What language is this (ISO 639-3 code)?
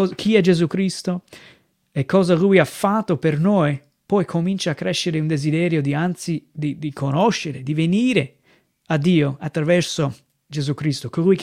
ita